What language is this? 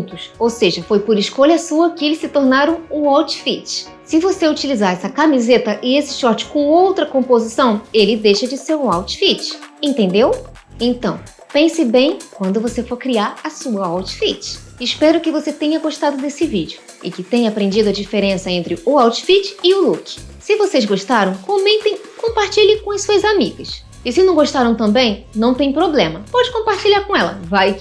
Portuguese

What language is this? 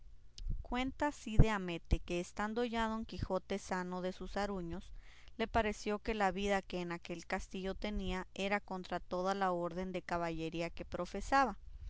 Spanish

